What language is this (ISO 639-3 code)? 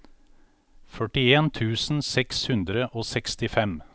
nor